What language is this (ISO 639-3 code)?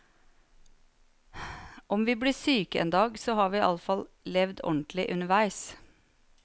nor